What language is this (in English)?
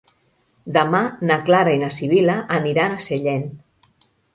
Catalan